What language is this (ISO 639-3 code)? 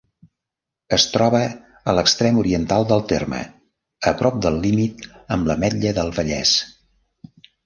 cat